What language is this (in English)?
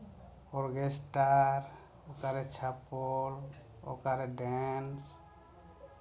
Santali